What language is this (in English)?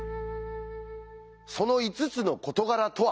Japanese